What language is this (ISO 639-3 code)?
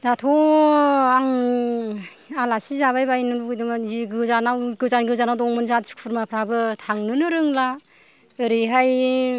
brx